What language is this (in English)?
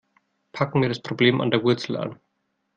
German